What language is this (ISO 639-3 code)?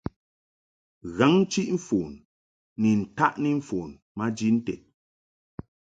mhk